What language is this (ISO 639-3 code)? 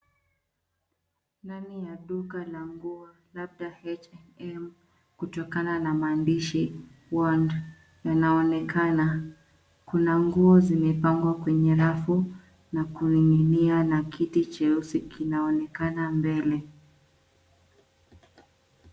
swa